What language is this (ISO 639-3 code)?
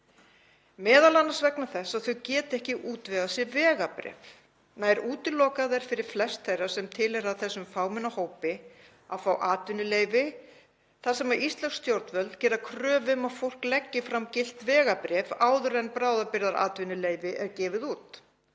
isl